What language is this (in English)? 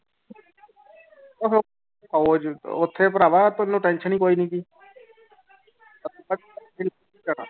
Punjabi